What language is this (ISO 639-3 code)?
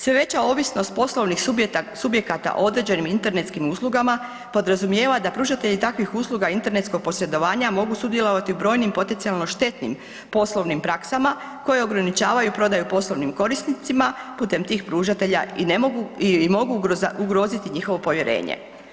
hrv